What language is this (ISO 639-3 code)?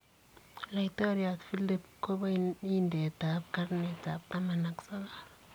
kln